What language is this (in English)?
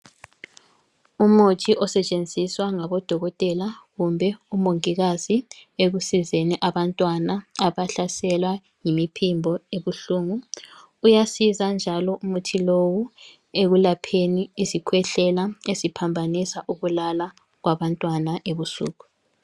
North Ndebele